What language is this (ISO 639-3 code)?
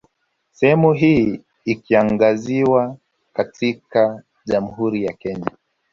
swa